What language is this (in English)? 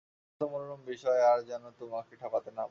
Bangla